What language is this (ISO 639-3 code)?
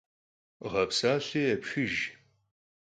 kbd